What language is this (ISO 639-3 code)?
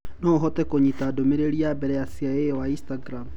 kik